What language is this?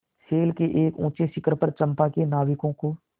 Hindi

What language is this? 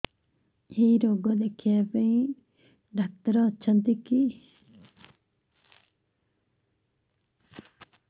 Odia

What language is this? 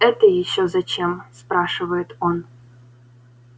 Russian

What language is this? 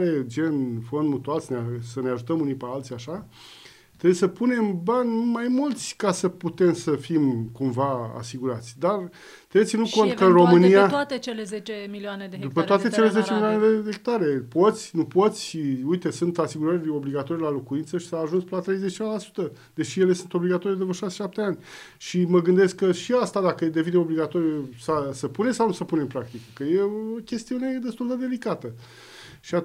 Romanian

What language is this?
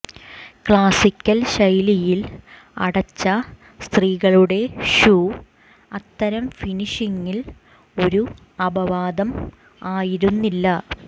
Malayalam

